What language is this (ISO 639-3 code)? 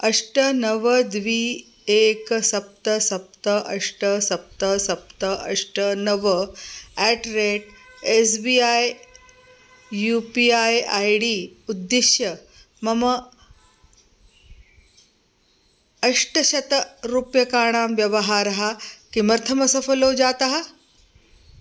san